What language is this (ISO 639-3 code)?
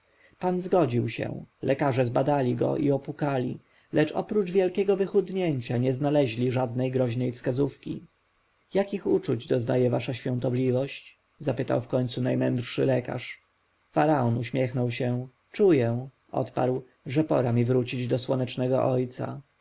pol